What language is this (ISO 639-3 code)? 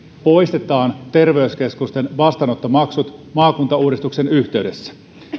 fin